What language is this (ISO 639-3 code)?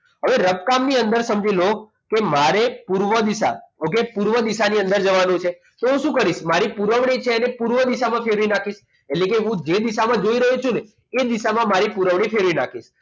guj